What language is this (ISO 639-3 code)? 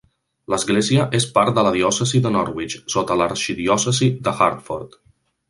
cat